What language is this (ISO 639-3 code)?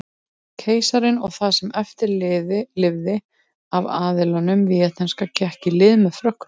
isl